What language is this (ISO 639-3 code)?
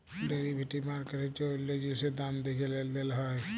ben